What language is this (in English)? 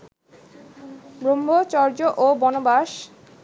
Bangla